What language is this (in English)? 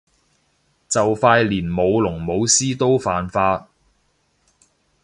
Cantonese